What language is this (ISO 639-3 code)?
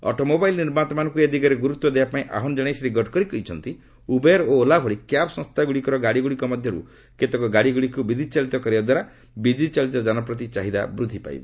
ori